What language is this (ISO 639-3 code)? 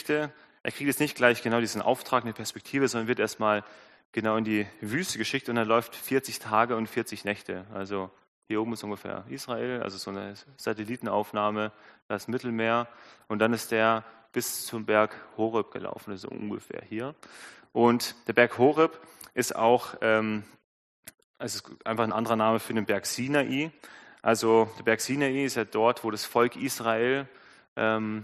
deu